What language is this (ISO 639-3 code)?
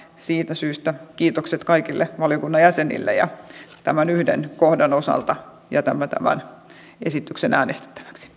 fin